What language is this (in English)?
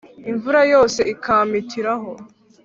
Kinyarwanda